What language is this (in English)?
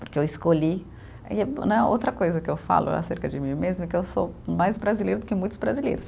Portuguese